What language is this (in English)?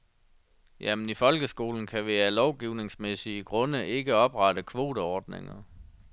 Danish